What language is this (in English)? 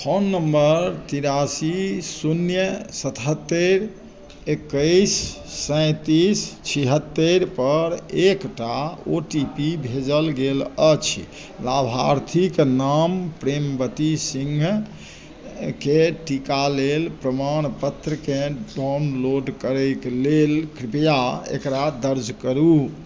Maithili